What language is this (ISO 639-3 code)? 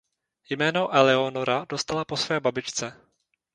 ces